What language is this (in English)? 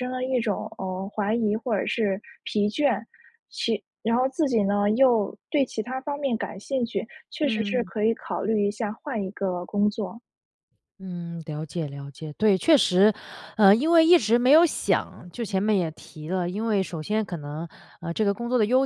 Chinese